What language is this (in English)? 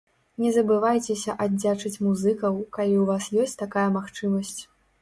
Belarusian